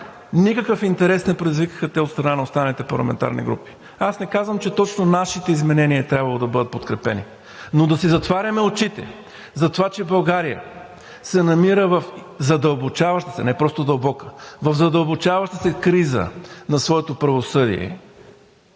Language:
Bulgarian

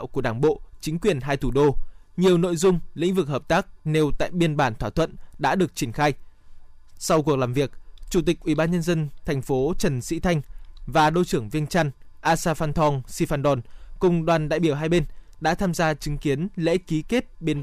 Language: Vietnamese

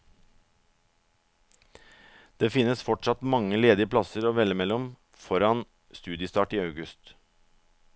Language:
Norwegian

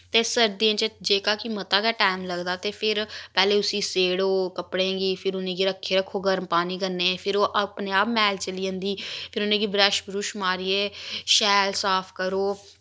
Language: Dogri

